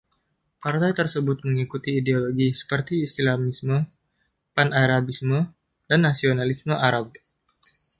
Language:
Indonesian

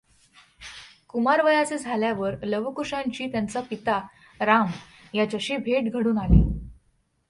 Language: Marathi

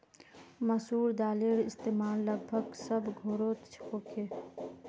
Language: Magahi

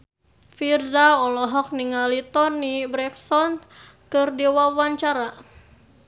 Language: Sundanese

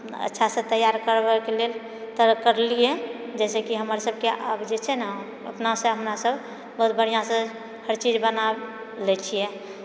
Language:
Maithili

